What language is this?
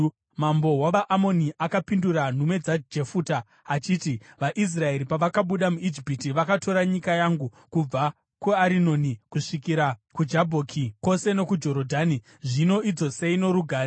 Shona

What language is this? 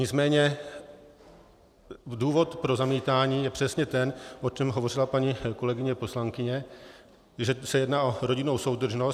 Czech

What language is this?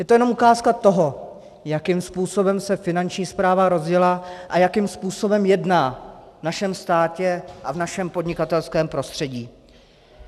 Czech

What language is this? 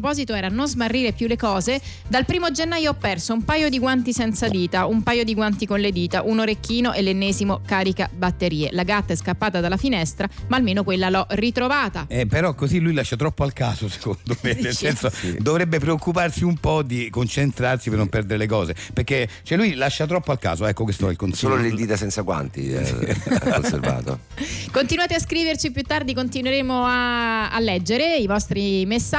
Italian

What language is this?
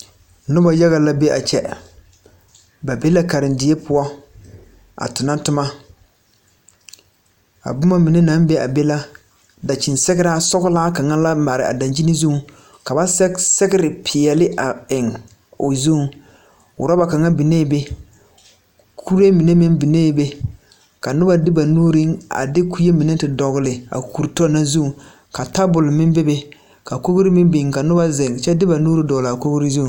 Southern Dagaare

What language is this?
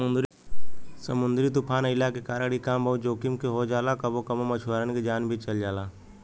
Bhojpuri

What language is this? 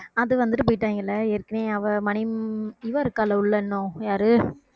Tamil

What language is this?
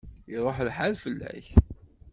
Kabyle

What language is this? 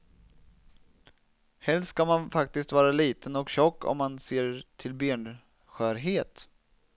Swedish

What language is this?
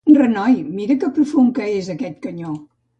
Catalan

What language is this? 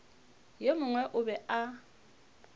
Northern Sotho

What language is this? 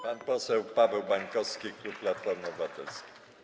Polish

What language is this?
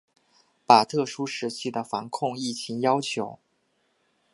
Chinese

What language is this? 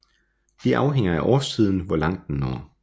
Danish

